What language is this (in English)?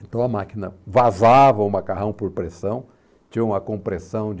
Portuguese